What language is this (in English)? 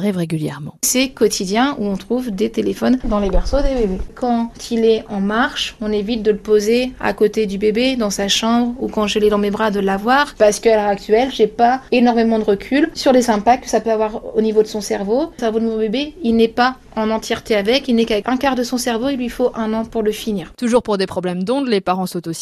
French